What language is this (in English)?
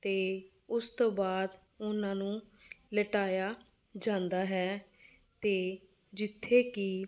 Punjabi